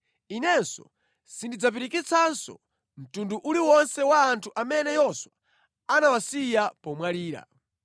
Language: Nyanja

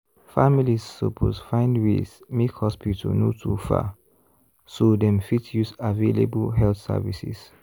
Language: Nigerian Pidgin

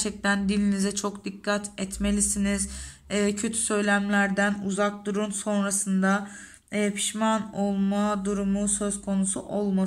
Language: Turkish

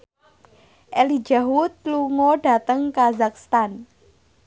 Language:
Javanese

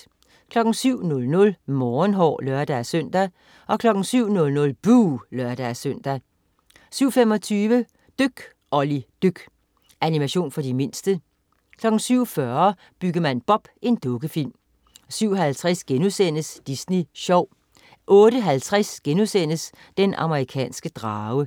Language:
Danish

